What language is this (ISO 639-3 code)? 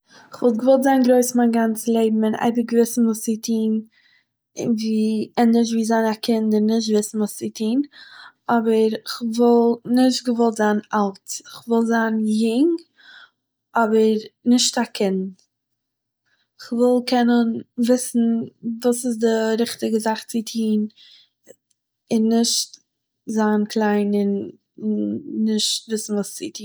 yid